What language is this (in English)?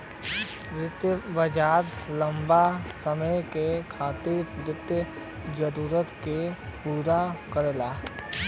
Bhojpuri